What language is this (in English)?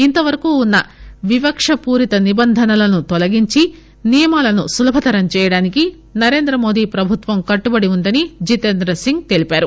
Telugu